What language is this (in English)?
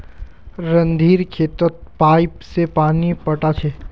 Magahi